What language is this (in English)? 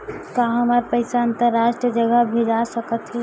Chhattisgarhi